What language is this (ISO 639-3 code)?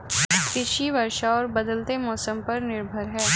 hin